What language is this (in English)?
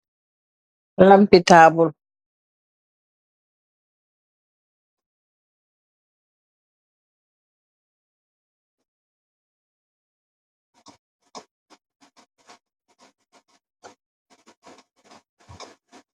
Wolof